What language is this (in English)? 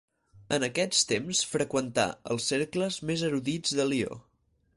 Catalan